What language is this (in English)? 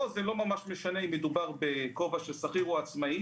Hebrew